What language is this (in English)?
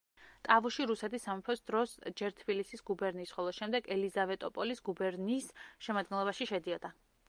Georgian